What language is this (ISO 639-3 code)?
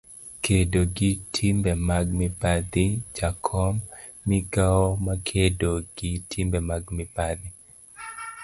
luo